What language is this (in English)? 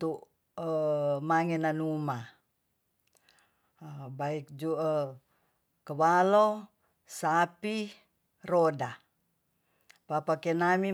Tonsea